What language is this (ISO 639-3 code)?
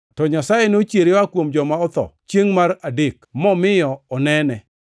luo